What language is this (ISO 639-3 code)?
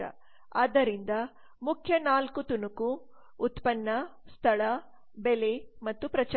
kan